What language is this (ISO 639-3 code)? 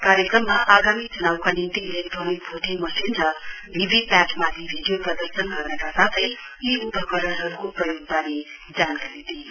nep